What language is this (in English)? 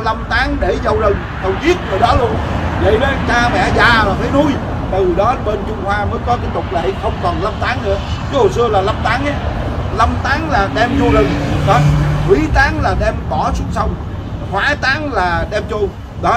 Vietnamese